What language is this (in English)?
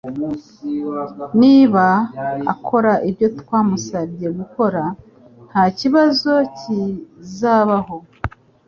Kinyarwanda